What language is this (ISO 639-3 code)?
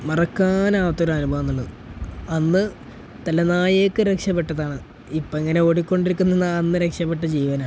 mal